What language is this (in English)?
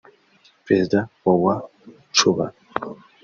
Kinyarwanda